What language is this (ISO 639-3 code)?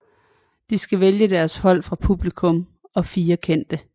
dan